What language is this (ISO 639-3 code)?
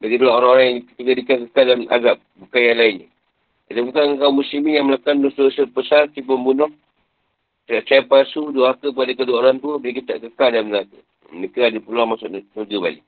msa